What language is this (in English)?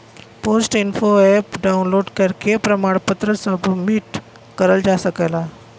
Bhojpuri